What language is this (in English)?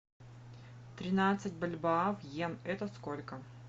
Russian